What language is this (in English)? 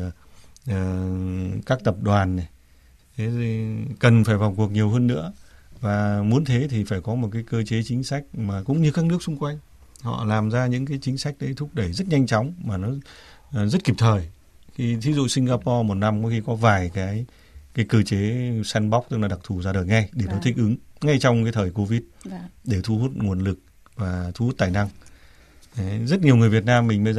Vietnamese